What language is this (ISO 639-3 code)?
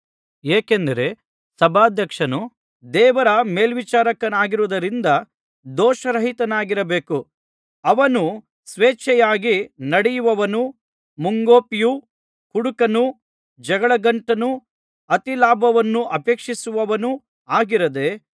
kan